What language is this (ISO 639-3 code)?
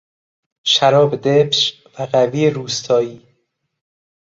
fas